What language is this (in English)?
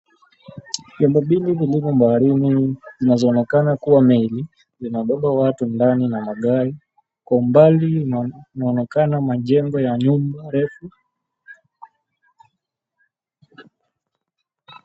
Swahili